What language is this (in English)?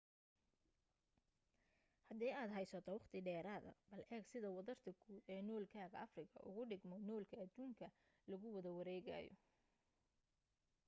Somali